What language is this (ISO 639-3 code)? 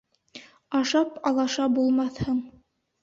bak